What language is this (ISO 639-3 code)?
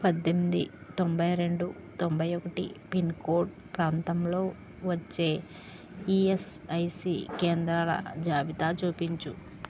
tel